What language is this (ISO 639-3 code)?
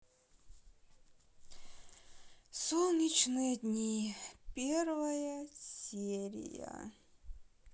rus